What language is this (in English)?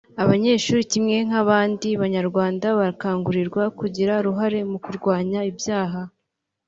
Kinyarwanda